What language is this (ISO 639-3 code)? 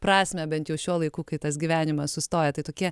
lit